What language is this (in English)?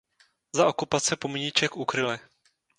Czech